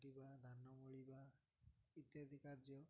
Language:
Odia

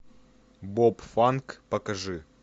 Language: Russian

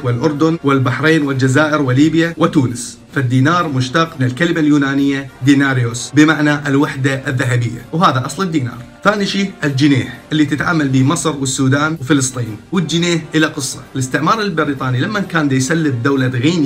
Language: Arabic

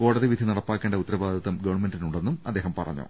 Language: Malayalam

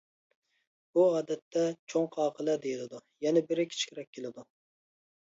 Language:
Uyghur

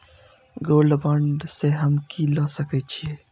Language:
Maithili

